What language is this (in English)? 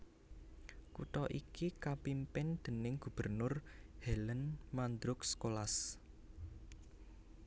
Javanese